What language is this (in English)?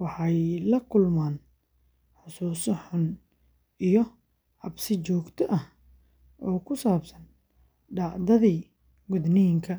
Somali